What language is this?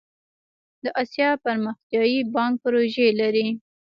Pashto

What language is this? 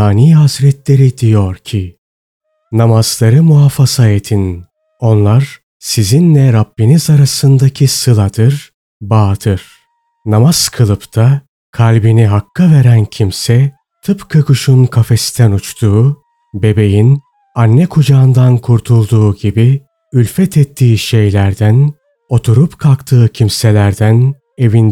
Turkish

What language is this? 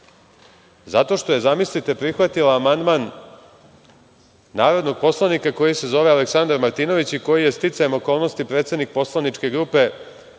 Serbian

